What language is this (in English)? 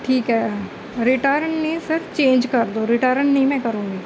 Punjabi